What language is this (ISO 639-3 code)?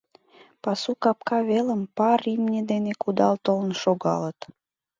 chm